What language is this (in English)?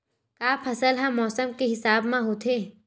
Chhattisgarhi